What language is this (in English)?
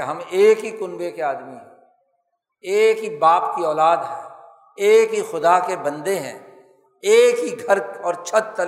Urdu